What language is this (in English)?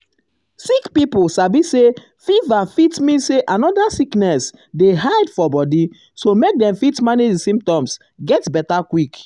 Nigerian Pidgin